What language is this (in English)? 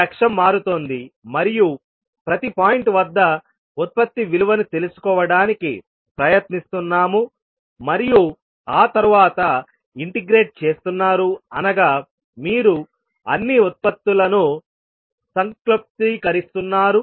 Telugu